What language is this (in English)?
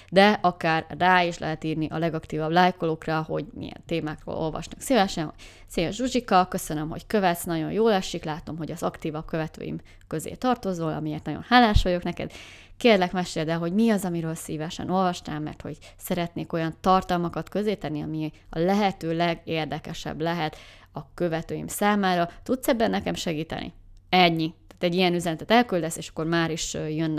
Hungarian